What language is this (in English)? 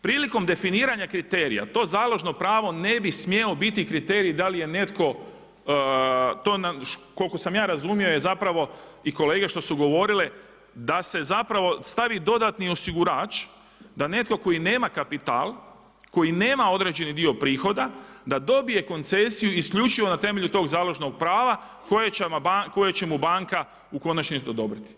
Croatian